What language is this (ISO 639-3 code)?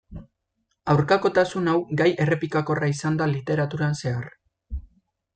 eus